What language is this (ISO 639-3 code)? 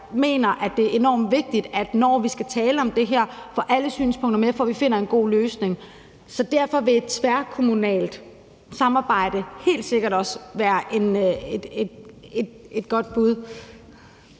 dan